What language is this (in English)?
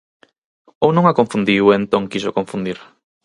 Galician